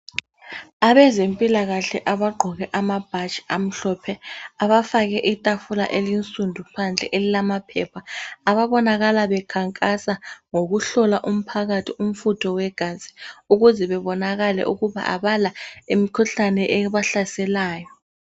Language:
North Ndebele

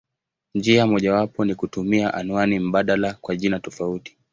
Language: Swahili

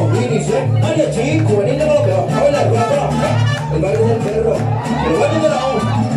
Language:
Spanish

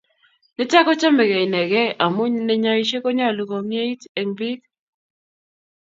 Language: Kalenjin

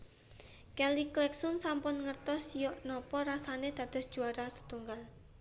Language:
Javanese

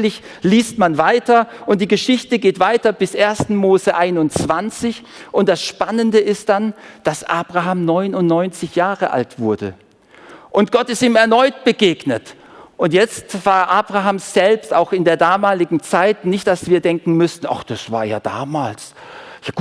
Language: German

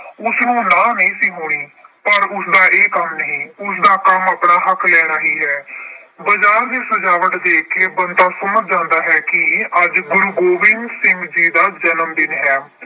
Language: Punjabi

